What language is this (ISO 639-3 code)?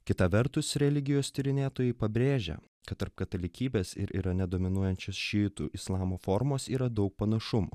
lit